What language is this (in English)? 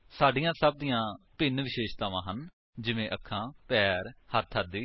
Punjabi